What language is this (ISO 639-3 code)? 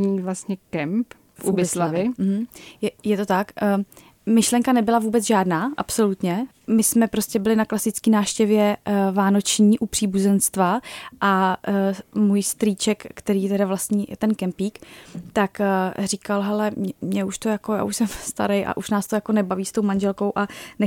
ces